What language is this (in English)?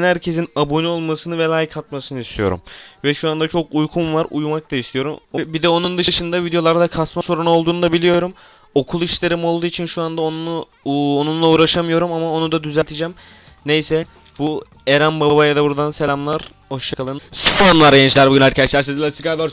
Turkish